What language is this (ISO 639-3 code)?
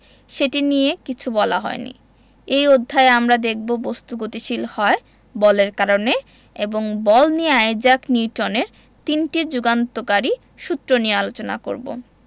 ben